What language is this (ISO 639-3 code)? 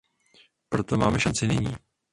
ces